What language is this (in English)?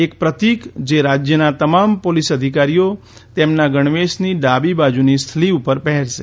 Gujarati